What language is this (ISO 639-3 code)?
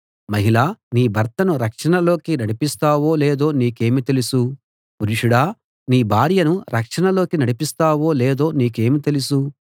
tel